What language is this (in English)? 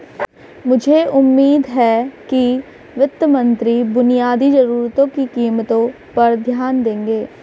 Hindi